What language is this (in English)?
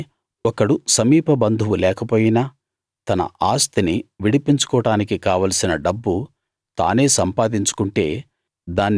Telugu